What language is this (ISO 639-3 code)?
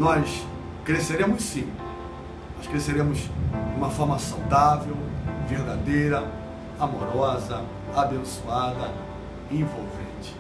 por